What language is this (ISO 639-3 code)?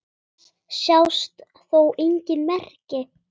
isl